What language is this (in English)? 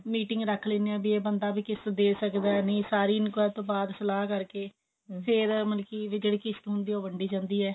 Punjabi